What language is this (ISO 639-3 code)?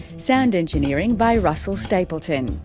eng